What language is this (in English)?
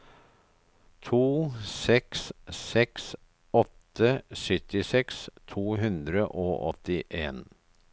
Norwegian